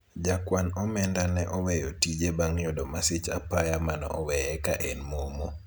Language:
Luo (Kenya and Tanzania)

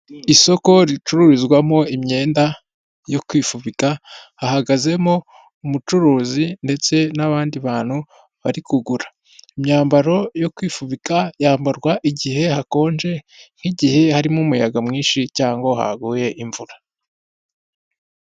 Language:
Kinyarwanda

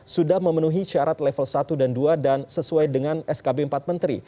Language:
Indonesian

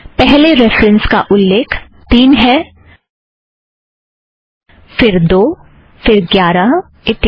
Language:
Hindi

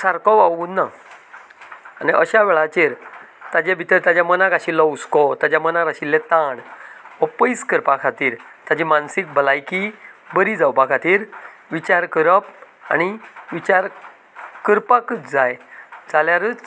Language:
Konkani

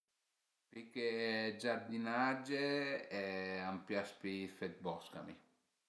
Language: Piedmontese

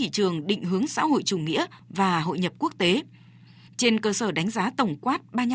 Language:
Vietnamese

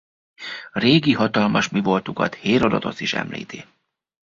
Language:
Hungarian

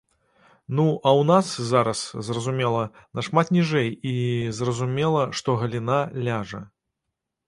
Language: Belarusian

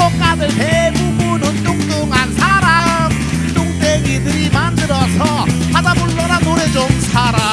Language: Korean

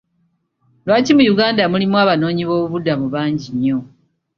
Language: Ganda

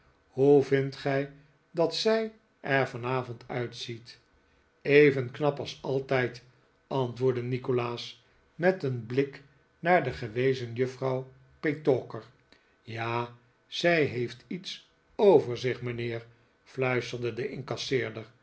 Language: Dutch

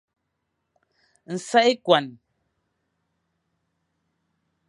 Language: Fang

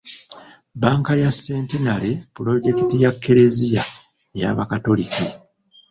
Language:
Ganda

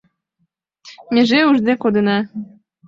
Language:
Mari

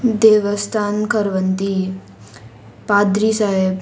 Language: Konkani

